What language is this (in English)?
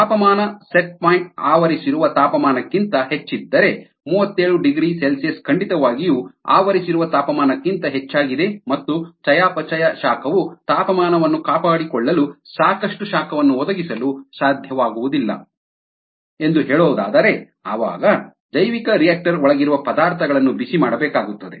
Kannada